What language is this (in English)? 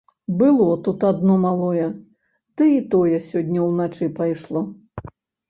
Belarusian